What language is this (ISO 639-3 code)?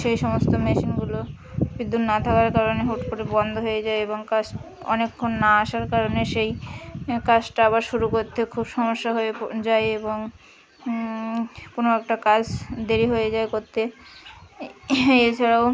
ben